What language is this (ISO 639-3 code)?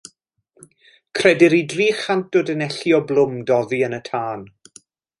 cym